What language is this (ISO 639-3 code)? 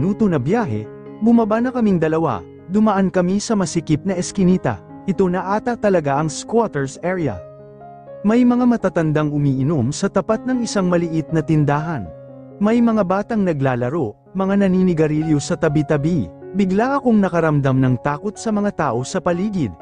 fil